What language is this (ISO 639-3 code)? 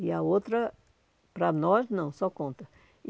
por